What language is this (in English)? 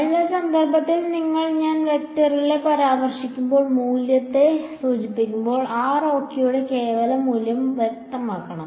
Malayalam